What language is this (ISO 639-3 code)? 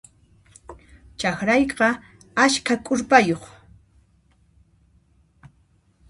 qxp